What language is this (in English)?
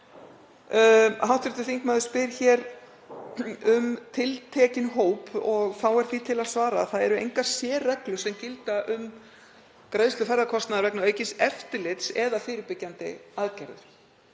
Icelandic